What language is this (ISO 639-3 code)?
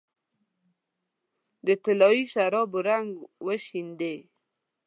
pus